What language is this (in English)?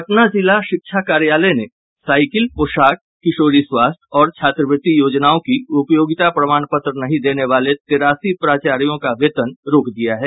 Hindi